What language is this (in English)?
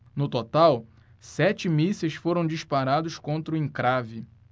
Portuguese